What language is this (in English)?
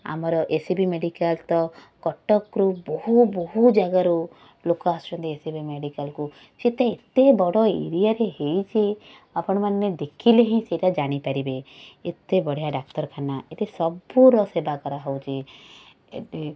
Odia